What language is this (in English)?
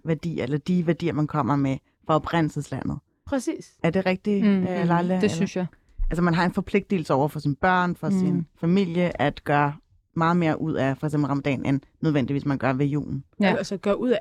Danish